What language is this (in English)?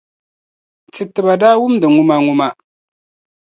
Dagbani